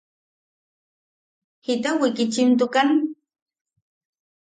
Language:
Yaqui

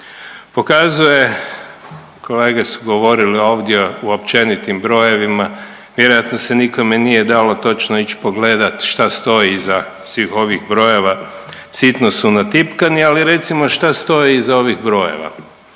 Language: Croatian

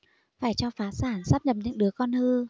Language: Vietnamese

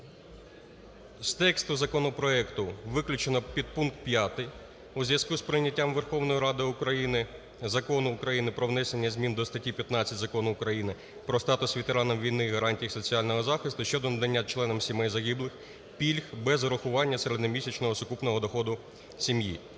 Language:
Ukrainian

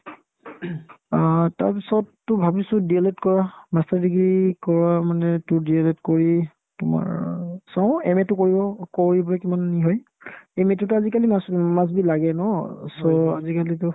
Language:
Assamese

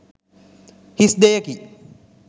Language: Sinhala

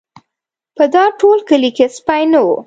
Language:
Pashto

